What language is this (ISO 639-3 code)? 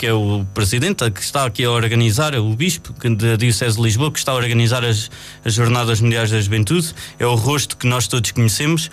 por